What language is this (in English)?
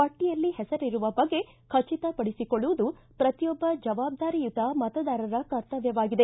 Kannada